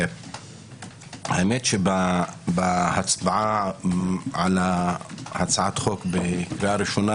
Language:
Hebrew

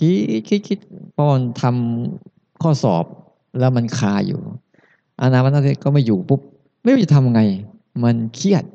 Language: Thai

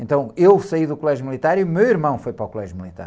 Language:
Portuguese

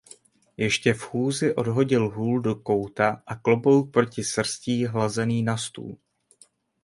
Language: Czech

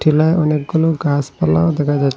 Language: Bangla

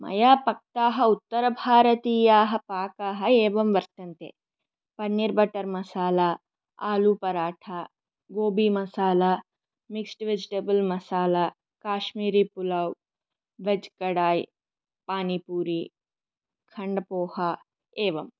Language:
Sanskrit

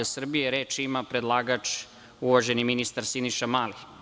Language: Serbian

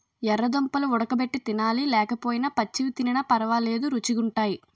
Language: Telugu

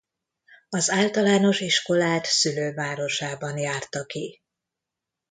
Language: Hungarian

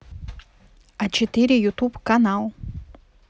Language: Russian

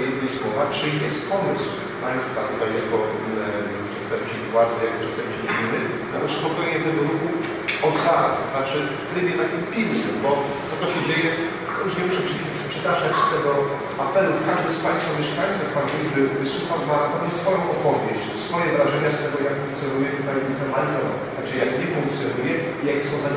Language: Polish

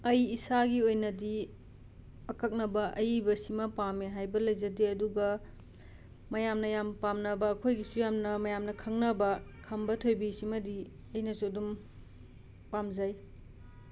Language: Manipuri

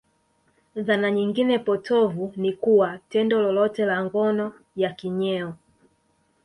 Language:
Swahili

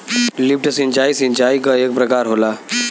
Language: Bhojpuri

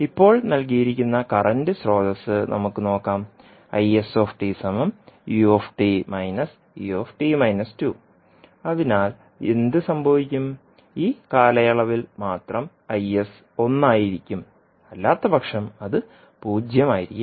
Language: Malayalam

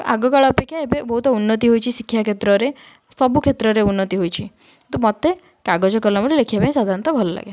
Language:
Odia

